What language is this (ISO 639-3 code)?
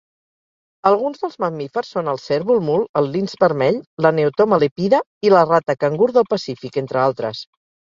cat